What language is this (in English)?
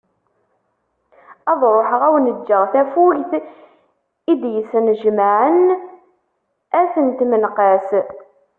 Kabyle